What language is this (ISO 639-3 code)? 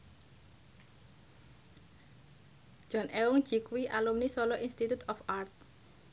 jav